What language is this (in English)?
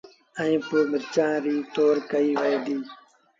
Sindhi Bhil